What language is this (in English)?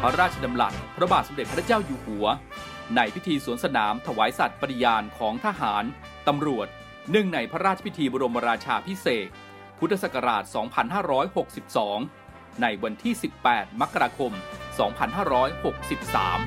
Thai